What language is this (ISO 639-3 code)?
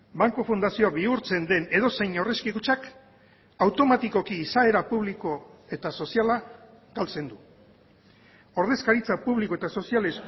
eus